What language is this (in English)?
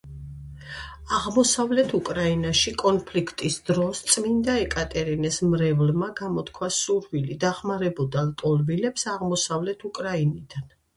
Georgian